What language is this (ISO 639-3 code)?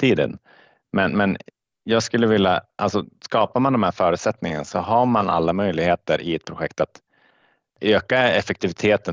swe